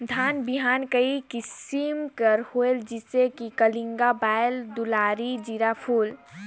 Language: Chhattisgarhi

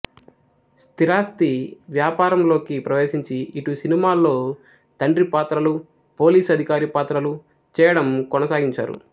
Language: Telugu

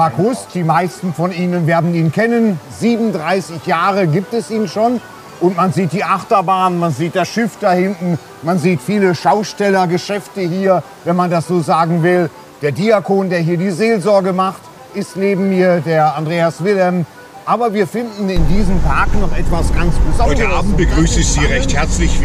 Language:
German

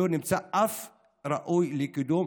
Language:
Hebrew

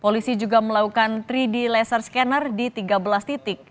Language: Indonesian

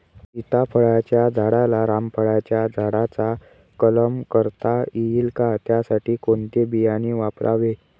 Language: Marathi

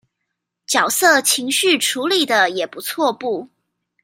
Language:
Chinese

